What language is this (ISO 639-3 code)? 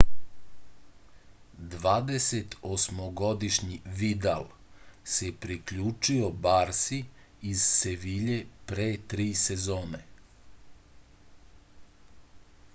srp